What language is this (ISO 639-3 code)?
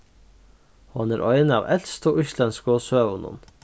fao